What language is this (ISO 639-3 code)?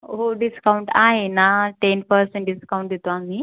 mar